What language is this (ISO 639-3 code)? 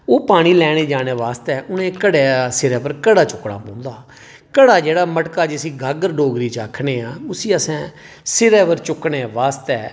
doi